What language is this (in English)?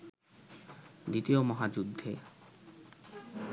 Bangla